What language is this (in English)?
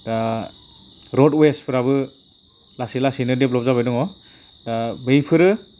Bodo